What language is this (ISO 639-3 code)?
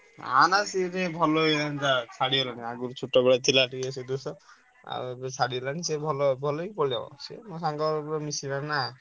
ori